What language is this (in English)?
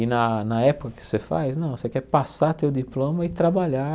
Portuguese